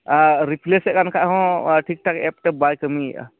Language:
Santali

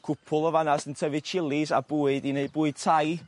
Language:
Welsh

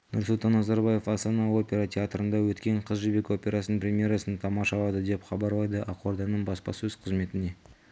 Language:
Kazakh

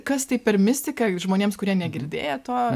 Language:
Lithuanian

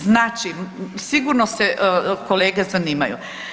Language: Croatian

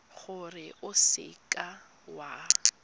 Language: Tswana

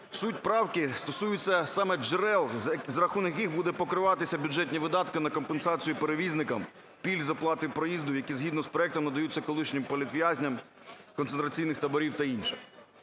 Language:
Ukrainian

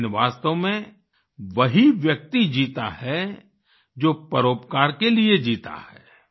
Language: Hindi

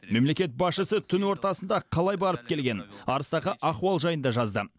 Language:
Kazakh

